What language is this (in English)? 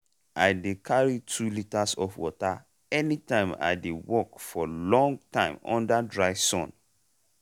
Nigerian Pidgin